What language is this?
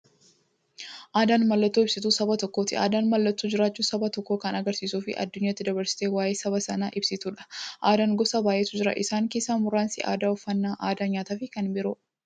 Oromo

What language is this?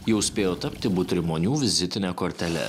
Lithuanian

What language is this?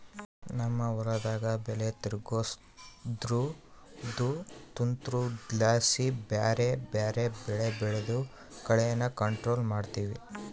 Kannada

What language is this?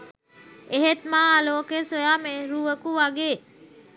Sinhala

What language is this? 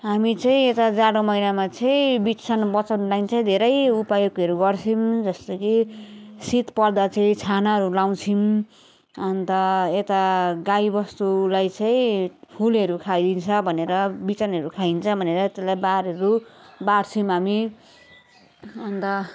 Nepali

